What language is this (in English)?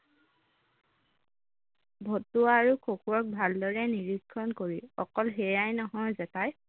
Assamese